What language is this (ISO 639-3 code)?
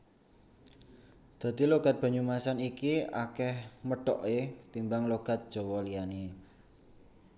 jav